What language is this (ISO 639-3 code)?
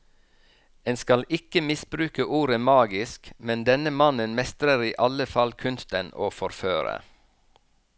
nor